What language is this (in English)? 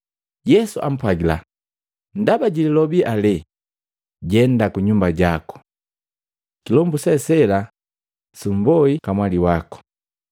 Matengo